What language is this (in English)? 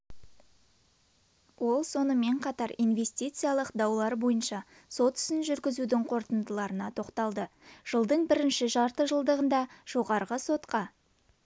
Kazakh